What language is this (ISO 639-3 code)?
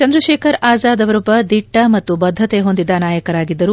kan